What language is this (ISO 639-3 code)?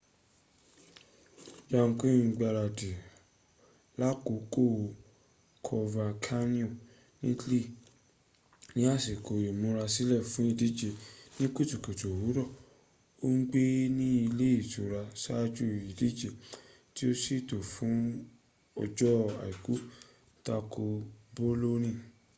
yor